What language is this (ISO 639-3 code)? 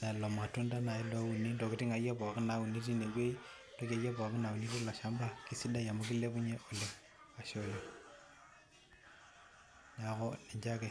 mas